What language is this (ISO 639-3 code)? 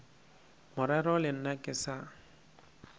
nso